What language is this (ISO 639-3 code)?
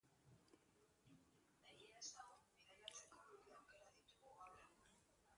eus